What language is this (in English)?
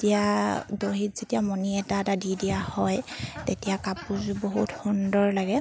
Assamese